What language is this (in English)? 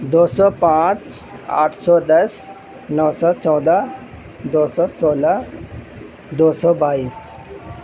Urdu